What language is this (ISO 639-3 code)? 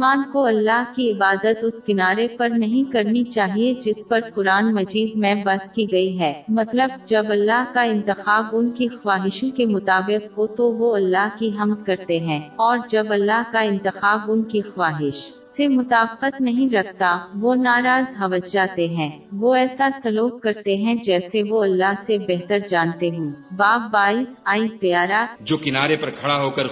urd